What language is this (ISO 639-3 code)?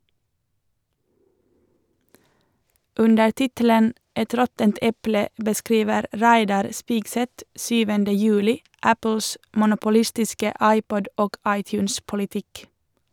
nor